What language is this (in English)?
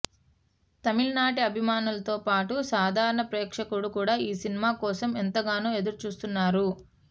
Telugu